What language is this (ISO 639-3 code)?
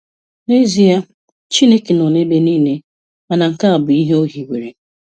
ibo